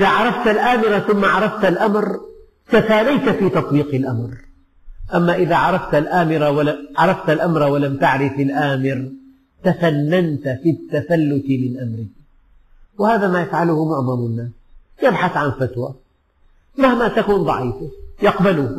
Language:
Arabic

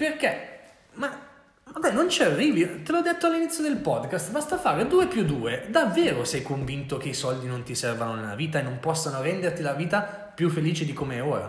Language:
Italian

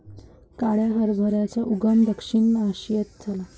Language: Marathi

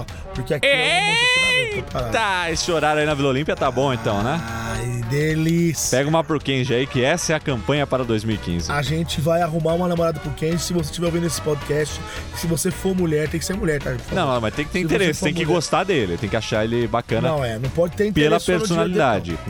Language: Portuguese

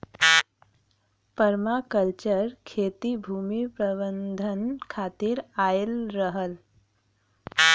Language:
Bhojpuri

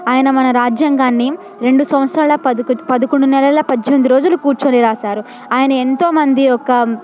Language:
Telugu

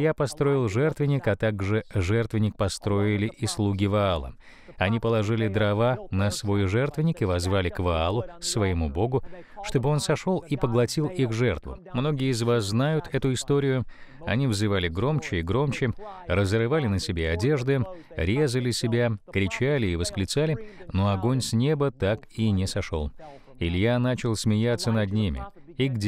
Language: Russian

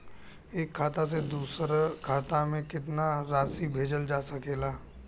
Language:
Bhojpuri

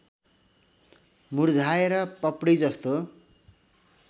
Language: Nepali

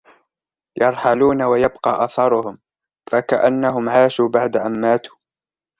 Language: Arabic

